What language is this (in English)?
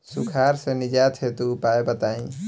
Bhojpuri